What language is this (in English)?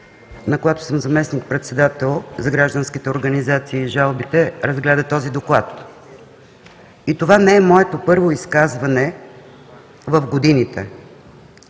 Bulgarian